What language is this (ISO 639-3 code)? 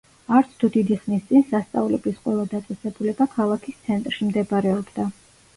kat